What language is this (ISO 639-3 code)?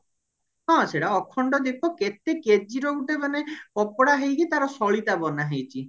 ori